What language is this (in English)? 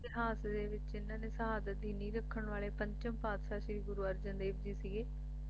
Punjabi